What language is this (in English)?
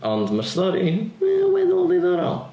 Welsh